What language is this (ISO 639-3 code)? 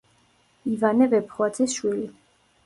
kat